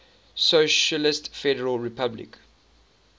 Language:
English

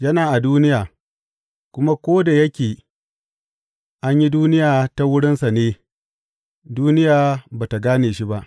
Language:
Hausa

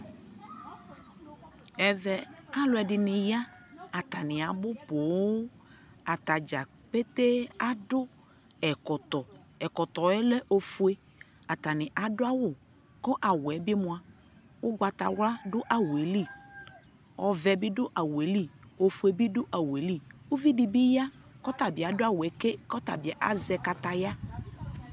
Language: Ikposo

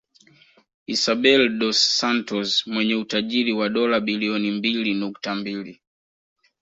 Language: Swahili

